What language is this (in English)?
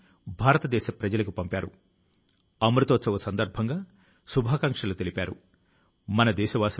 Telugu